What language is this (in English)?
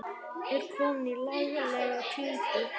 Icelandic